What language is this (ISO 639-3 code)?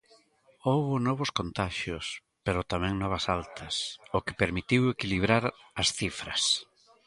glg